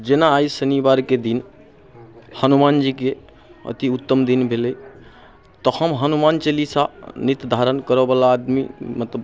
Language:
Maithili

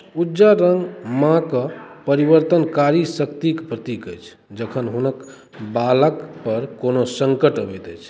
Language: Maithili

